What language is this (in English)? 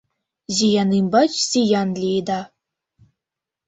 Mari